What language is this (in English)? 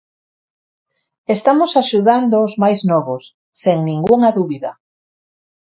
Galician